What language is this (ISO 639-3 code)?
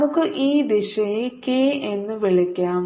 mal